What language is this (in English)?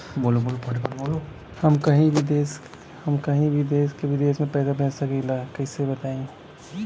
Bhojpuri